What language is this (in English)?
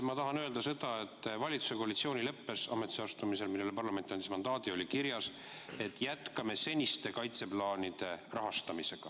Estonian